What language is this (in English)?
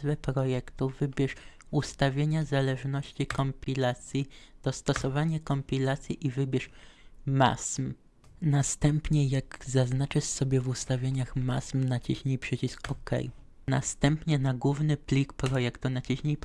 Polish